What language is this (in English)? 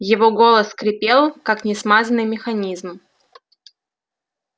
Russian